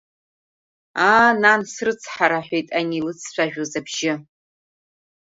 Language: Abkhazian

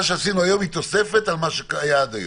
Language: Hebrew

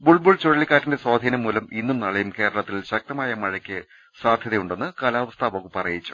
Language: Malayalam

